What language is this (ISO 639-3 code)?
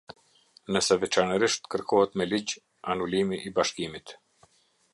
sqi